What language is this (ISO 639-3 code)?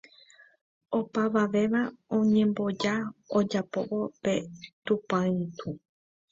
grn